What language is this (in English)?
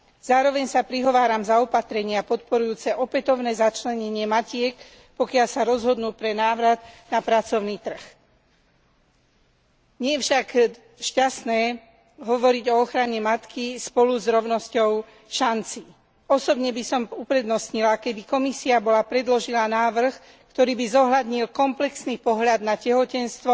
Slovak